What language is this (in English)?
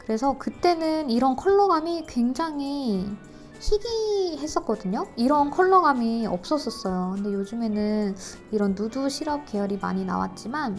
Korean